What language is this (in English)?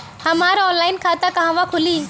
Bhojpuri